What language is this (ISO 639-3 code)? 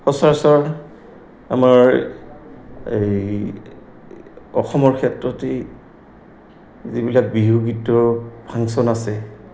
asm